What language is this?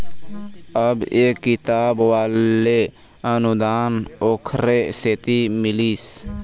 Chhattisgarhi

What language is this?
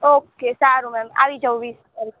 Gujarati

